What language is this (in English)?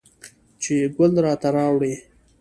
Pashto